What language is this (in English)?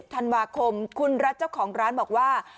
Thai